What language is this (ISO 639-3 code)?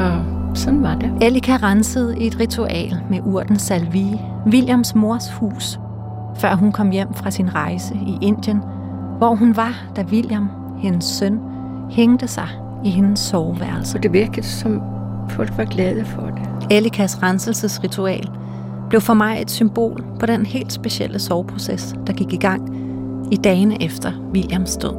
dan